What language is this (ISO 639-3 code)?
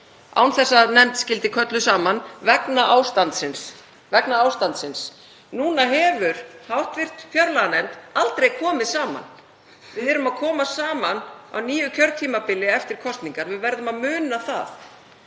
isl